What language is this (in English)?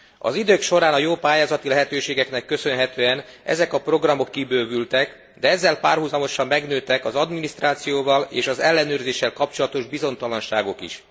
Hungarian